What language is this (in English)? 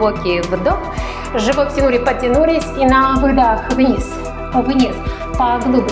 Russian